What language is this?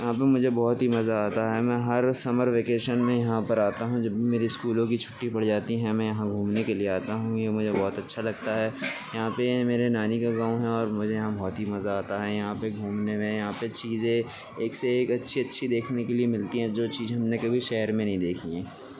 Urdu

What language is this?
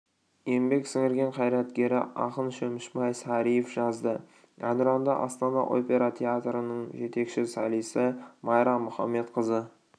Kazakh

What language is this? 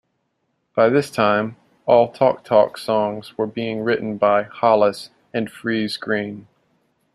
English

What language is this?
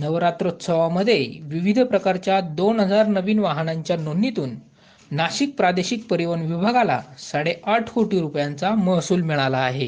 Marathi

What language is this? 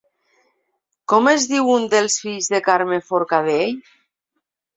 Catalan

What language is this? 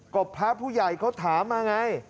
Thai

